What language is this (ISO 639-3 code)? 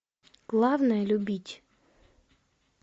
rus